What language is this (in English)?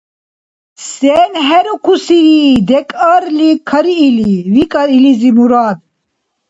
Dargwa